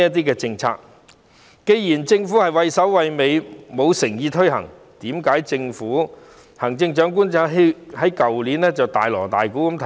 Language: Cantonese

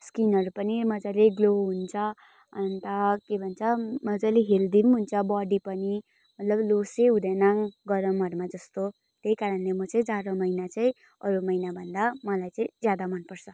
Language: Nepali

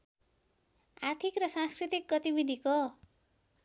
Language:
Nepali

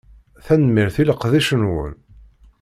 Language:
Kabyle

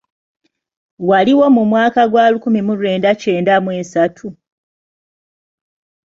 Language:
Ganda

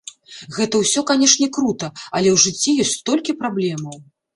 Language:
Belarusian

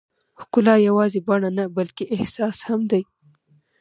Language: Pashto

